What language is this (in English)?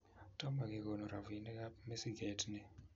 Kalenjin